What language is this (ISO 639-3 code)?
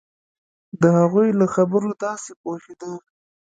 pus